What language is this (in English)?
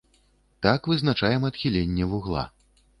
Belarusian